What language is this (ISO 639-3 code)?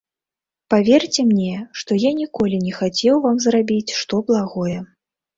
bel